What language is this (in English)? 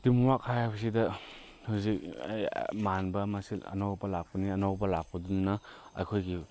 Manipuri